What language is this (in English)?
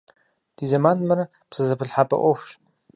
Kabardian